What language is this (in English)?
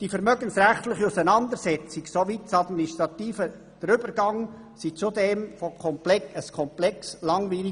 Swiss German